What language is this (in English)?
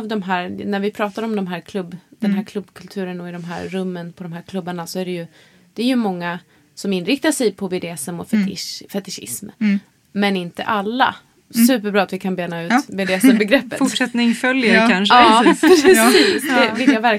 Swedish